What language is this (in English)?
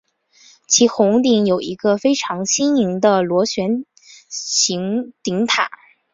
Chinese